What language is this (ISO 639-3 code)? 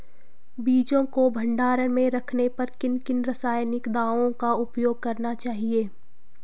hin